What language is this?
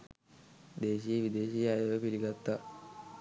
Sinhala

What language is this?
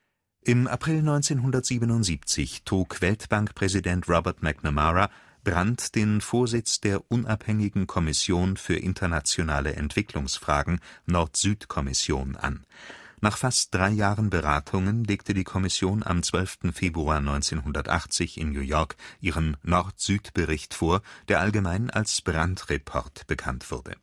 German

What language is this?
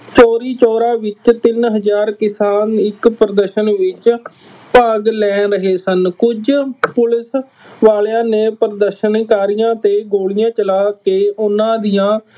Punjabi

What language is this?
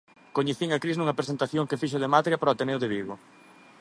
Galician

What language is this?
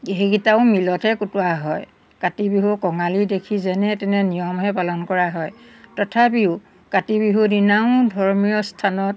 Assamese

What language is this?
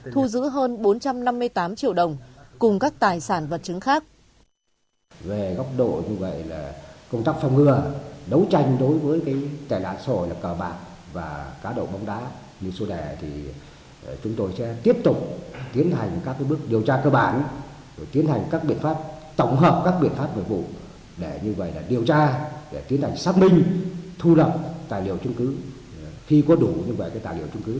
Vietnamese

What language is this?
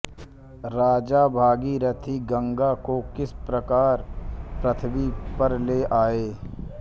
Hindi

